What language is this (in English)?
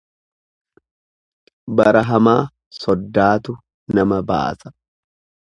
Oromo